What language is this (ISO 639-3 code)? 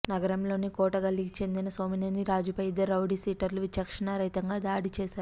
tel